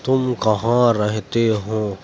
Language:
Urdu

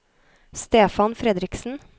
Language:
Norwegian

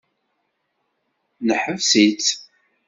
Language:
Kabyle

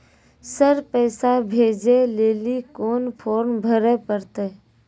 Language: Maithili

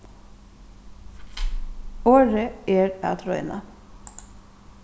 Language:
Faroese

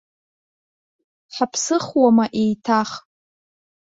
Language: Abkhazian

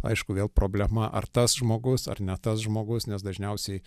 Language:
Lithuanian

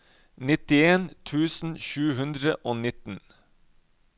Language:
Norwegian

